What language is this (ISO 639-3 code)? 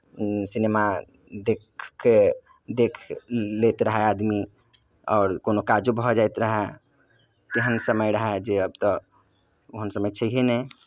mai